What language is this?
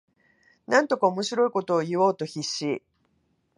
Japanese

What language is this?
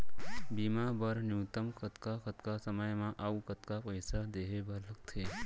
Chhattisgarhi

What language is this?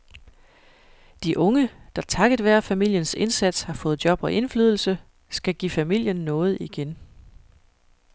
Danish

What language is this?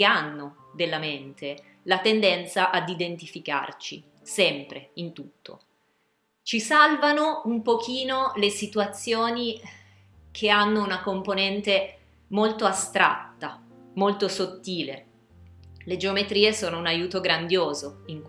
Italian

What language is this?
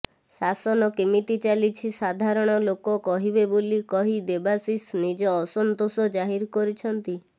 Odia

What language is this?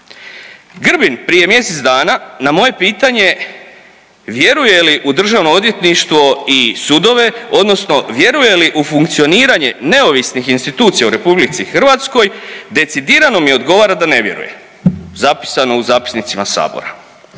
Croatian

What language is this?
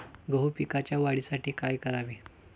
Marathi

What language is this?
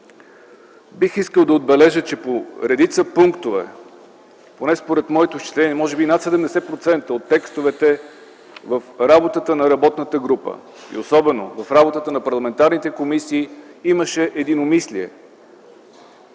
Bulgarian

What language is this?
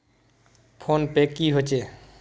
Magahi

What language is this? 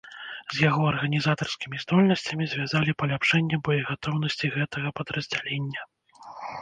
Belarusian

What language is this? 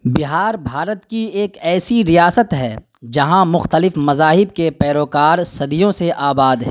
Urdu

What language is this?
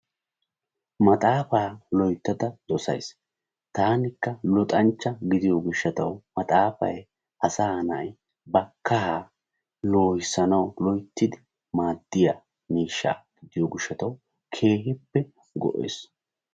Wolaytta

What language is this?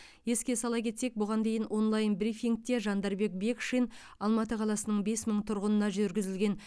Kazakh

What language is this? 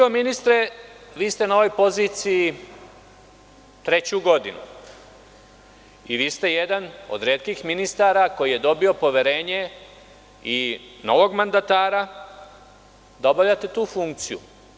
Serbian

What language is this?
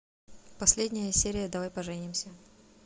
Russian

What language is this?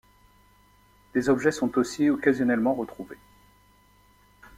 French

